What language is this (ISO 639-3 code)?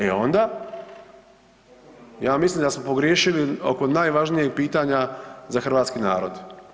hrv